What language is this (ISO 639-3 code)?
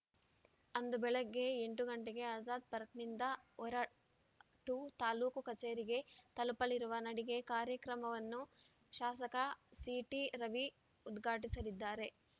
kan